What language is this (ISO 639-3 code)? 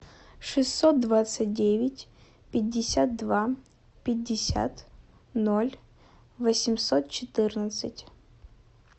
rus